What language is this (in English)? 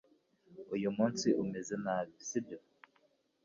Kinyarwanda